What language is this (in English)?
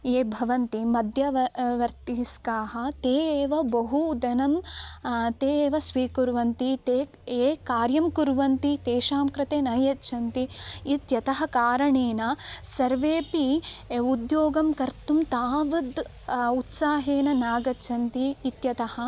Sanskrit